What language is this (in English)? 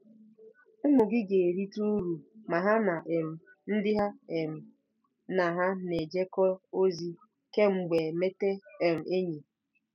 Igbo